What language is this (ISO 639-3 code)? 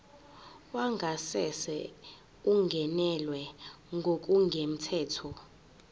zul